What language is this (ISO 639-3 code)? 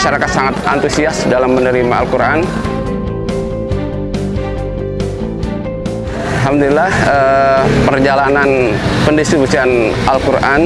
ind